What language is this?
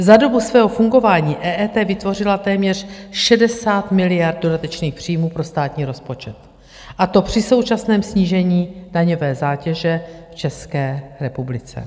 Czech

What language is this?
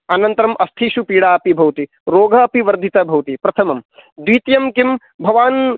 Sanskrit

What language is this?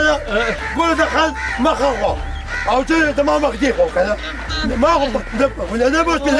Arabic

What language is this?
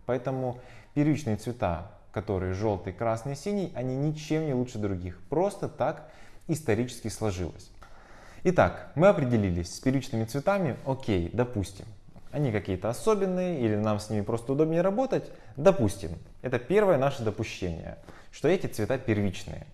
Russian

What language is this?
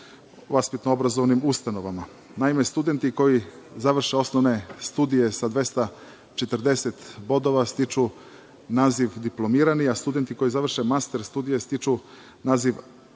Serbian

